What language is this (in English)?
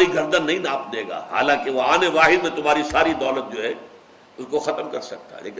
Urdu